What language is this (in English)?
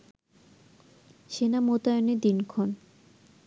Bangla